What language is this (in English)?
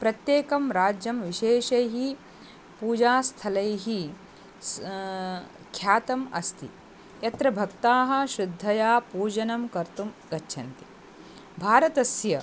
Sanskrit